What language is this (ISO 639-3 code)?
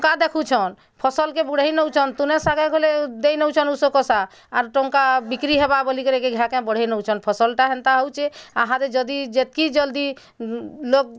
ori